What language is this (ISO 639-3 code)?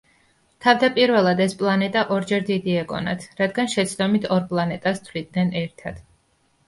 kat